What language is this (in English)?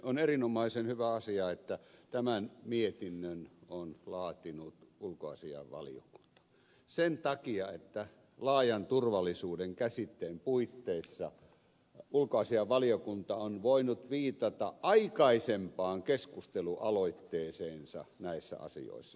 Finnish